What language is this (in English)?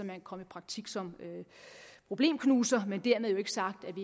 Danish